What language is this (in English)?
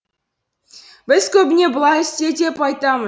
Kazakh